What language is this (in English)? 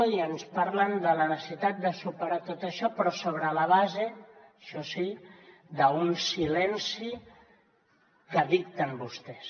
Catalan